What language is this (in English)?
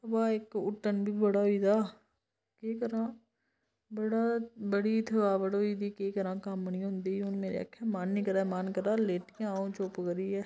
Dogri